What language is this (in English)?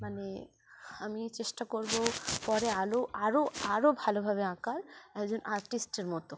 Bangla